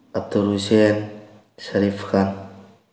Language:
Manipuri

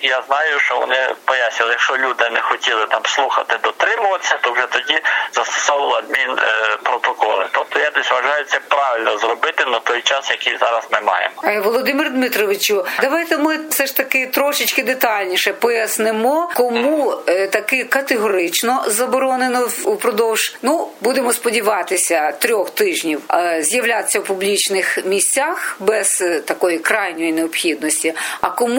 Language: Ukrainian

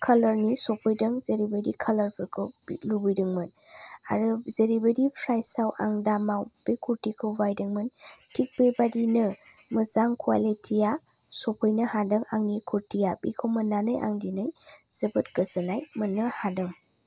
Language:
Bodo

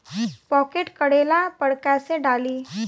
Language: Bhojpuri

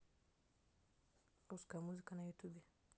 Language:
Russian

